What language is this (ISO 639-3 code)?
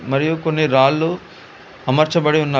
tel